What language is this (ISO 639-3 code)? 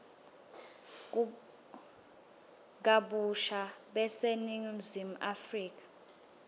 ssw